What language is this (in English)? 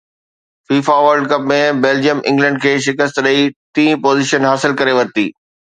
Sindhi